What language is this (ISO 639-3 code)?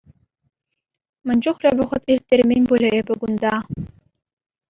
chv